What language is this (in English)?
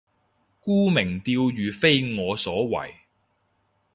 Cantonese